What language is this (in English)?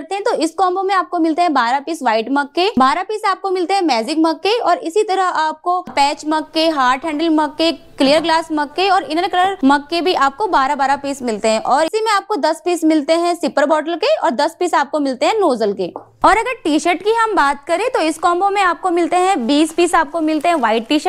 Hindi